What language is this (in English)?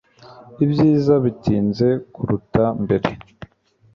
Kinyarwanda